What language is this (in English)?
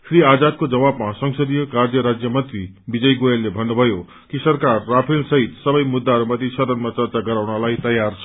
Nepali